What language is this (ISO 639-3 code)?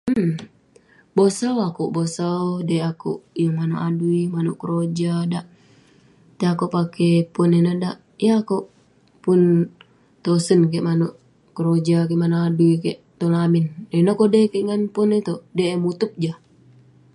pne